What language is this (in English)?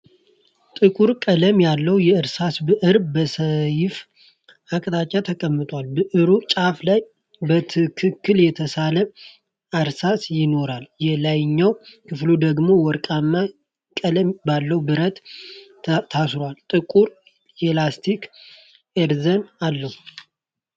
Amharic